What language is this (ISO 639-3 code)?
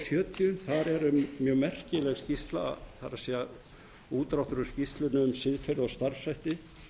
isl